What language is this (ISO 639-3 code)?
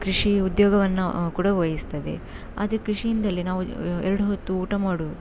kan